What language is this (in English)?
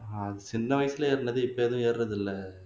Tamil